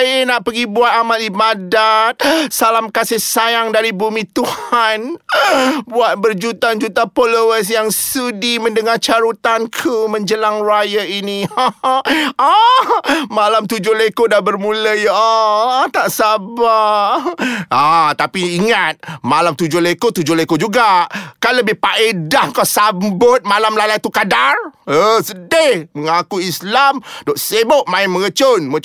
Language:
Malay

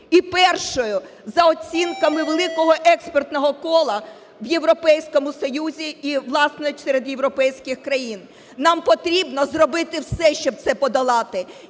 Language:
Ukrainian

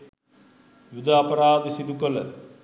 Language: Sinhala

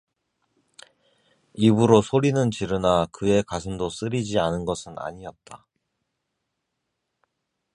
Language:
Korean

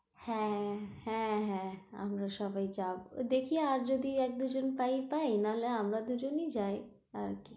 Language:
Bangla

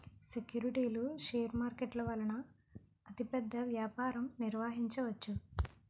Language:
Telugu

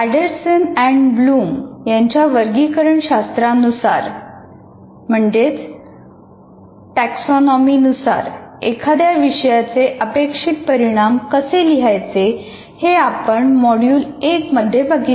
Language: Marathi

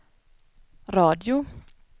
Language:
Swedish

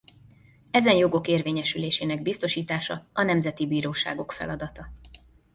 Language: Hungarian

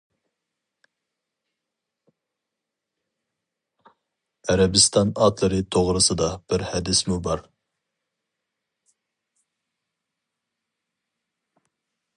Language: Uyghur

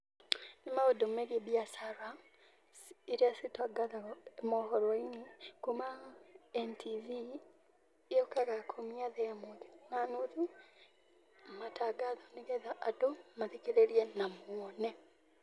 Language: Kikuyu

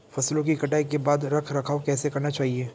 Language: Hindi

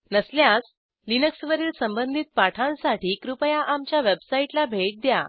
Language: Marathi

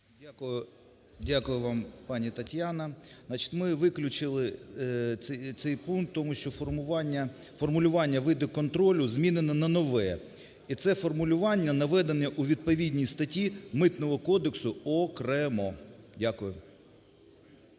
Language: Ukrainian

